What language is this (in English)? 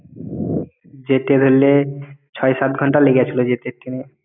Bangla